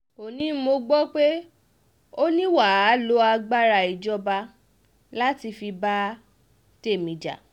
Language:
Yoruba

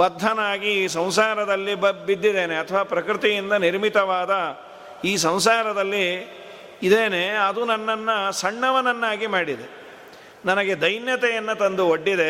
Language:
Kannada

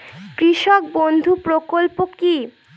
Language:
Bangla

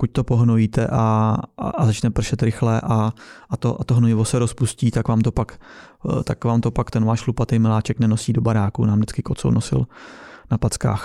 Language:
Czech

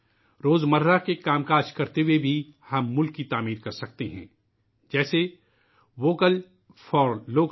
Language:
Urdu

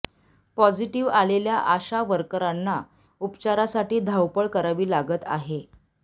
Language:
Marathi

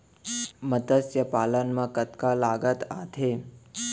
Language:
Chhattisgarhi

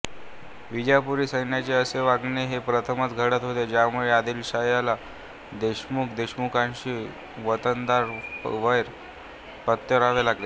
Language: Marathi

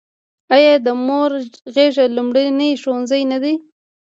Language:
Pashto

